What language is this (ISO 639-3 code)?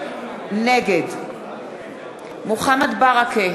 heb